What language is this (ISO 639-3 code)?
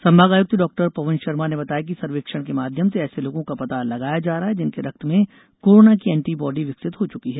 hin